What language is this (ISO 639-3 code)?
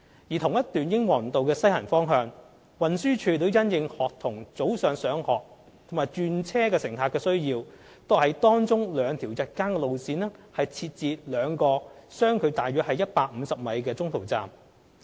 yue